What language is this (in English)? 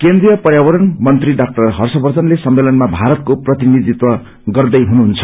Nepali